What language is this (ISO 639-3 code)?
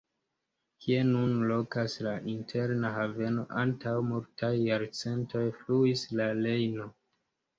epo